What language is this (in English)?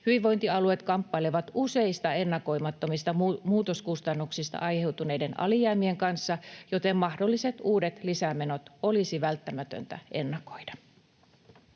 Finnish